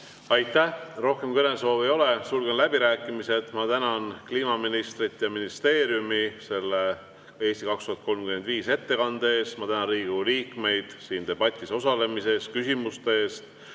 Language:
Estonian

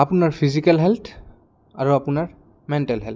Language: Assamese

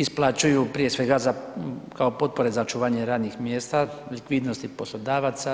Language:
Croatian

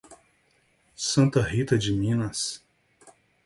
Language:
Portuguese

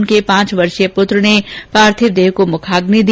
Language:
Hindi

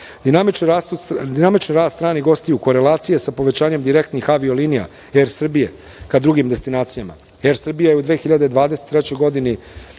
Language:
Serbian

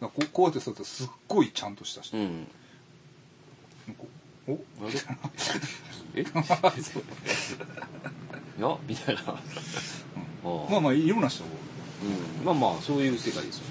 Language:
Japanese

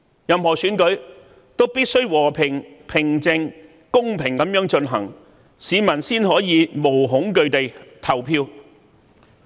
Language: Cantonese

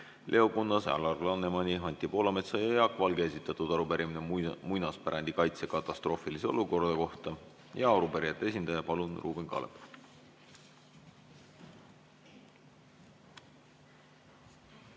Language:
Estonian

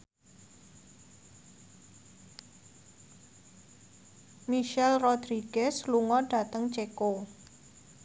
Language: Javanese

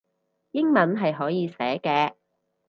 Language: Cantonese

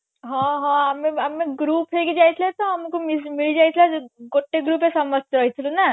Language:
Odia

